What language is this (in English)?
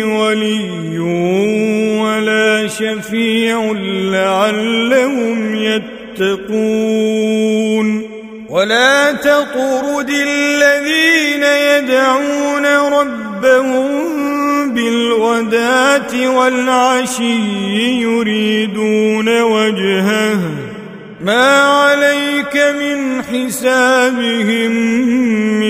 Arabic